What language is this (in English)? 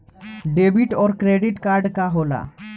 Bhojpuri